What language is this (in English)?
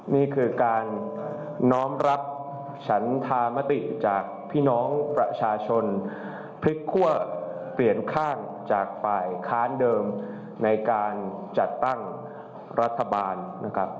Thai